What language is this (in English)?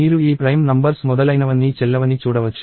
Telugu